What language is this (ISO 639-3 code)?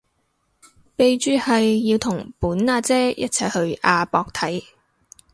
yue